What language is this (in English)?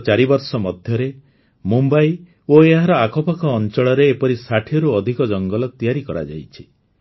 Odia